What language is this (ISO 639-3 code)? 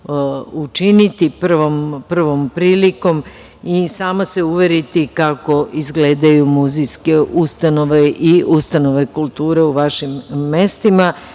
srp